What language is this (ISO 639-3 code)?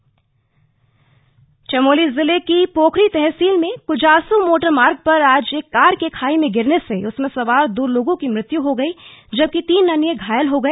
hin